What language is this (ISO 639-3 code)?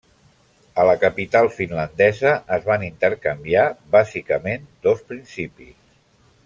cat